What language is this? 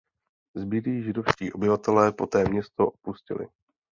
Czech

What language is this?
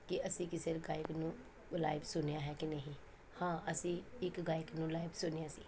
Punjabi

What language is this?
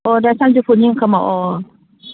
Bodo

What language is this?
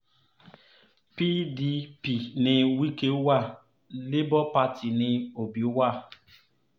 Yoruba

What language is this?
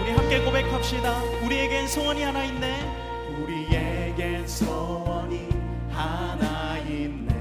Korean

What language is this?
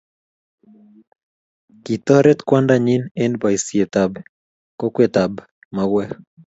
Kalenjin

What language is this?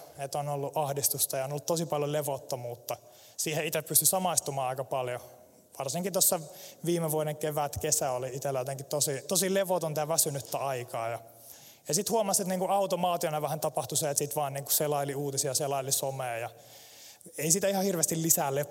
Finnish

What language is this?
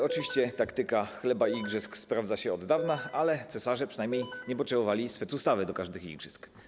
Polish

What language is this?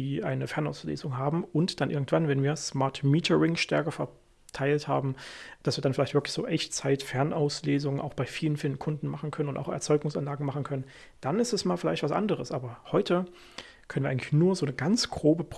German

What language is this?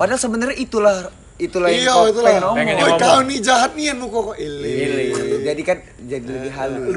Indonesian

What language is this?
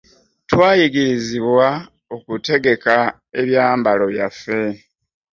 Ganda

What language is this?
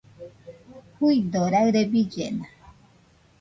Nüpode Huitoto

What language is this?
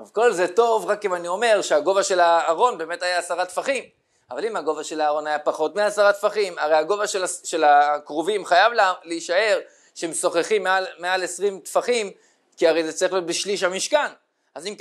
Hebrew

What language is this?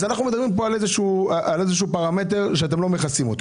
Hebrew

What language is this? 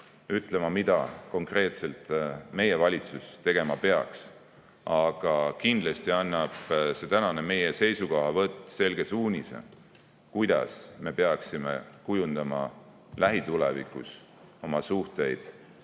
Estonian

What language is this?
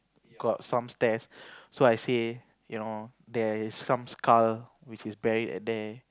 English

